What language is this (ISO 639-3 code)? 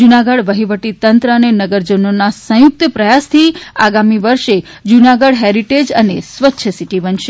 guj